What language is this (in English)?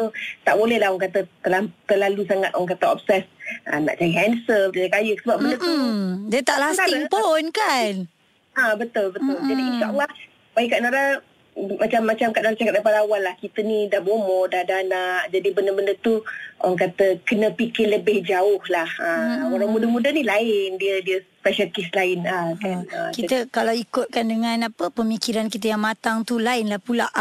Malay